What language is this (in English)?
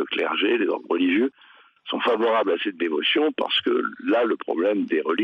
French